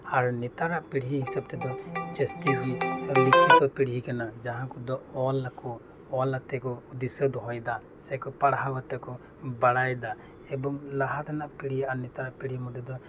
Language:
Santali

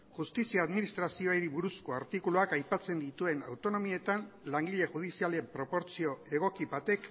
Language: Basque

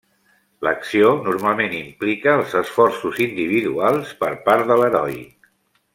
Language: Catalan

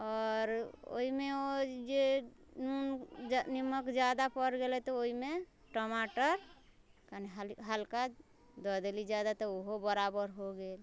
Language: Maithili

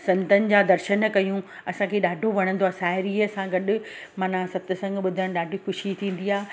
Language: Sindhi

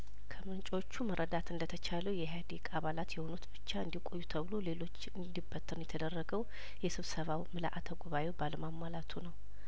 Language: Amharic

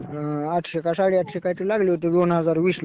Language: Marathi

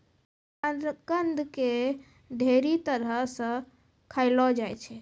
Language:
Maithili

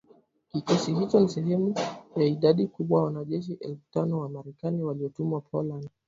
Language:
Swahili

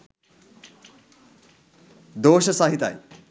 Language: Sinhala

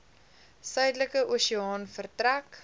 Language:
Afrikaans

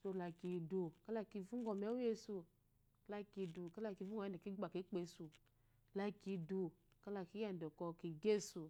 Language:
Eloyi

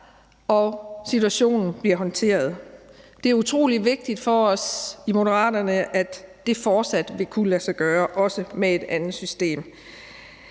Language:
Danish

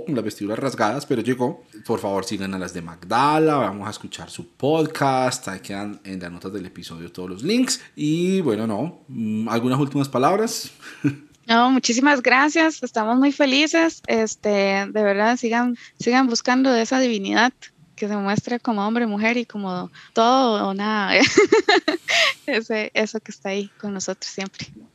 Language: Spanish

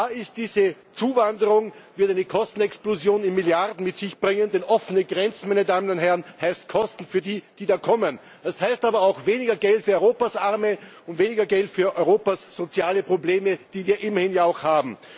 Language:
German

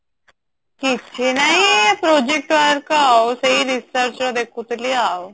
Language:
Odia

